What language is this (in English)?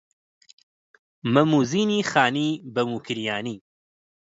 Central Kurdish